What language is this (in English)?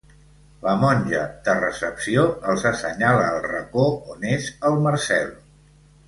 Catalan